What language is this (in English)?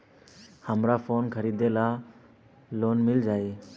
Bhojpuri